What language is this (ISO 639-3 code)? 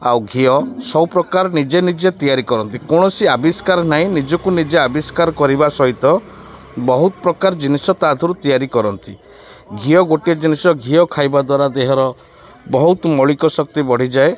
ori